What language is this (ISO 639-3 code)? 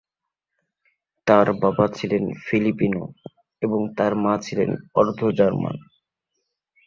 ben